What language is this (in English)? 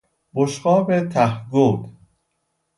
Persian